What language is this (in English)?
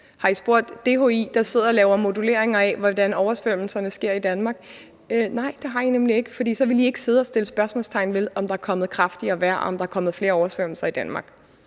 Danish